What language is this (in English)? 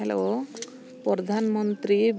Santali